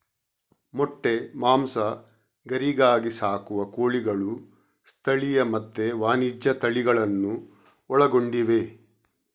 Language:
Kannada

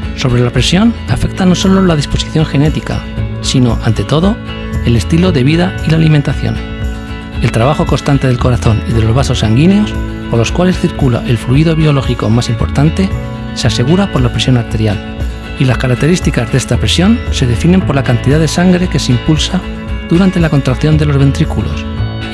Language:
Spanish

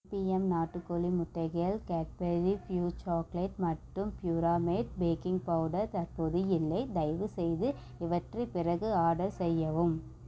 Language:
Tamil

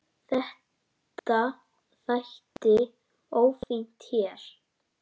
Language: Icelandic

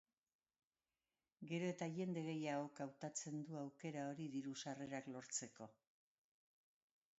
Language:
Basque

